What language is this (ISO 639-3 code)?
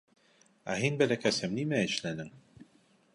bak